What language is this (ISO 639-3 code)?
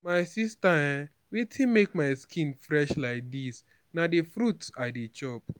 pcm